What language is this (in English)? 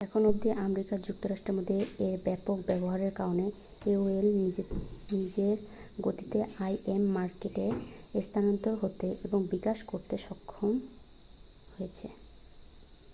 Bangla